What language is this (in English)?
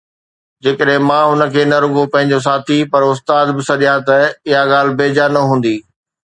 Sindhi